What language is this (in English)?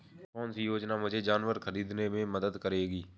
Hindi